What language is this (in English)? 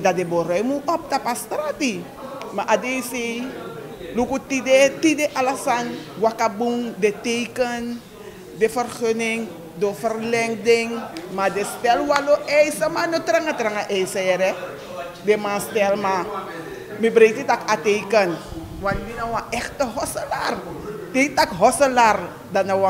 Dutch